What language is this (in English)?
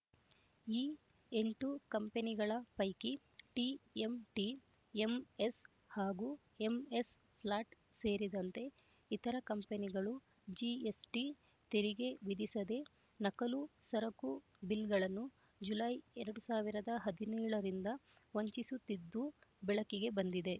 Kannada